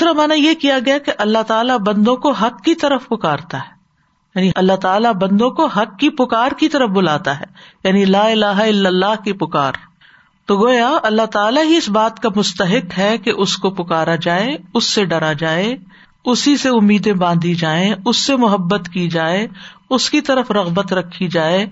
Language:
Urdu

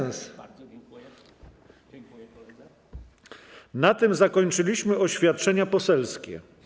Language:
Polish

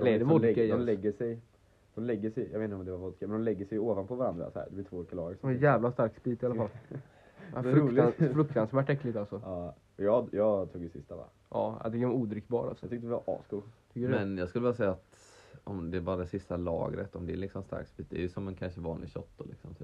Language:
Swedish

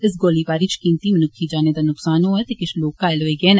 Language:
Dogri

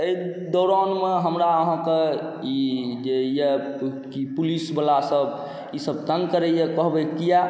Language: Maithili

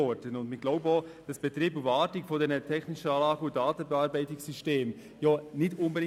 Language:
Swiss German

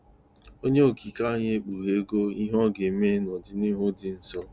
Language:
Igbo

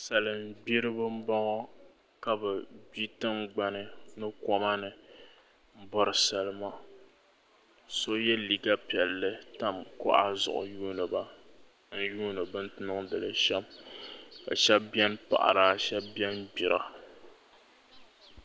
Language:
Dagbani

